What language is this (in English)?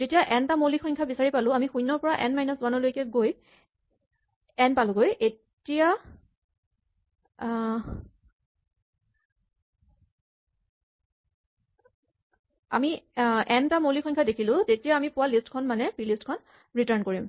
Assamese